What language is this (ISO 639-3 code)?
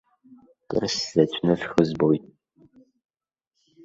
abk